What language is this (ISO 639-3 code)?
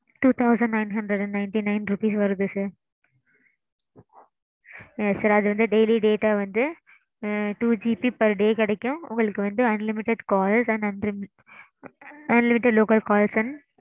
tam